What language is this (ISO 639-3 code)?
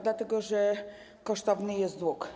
pol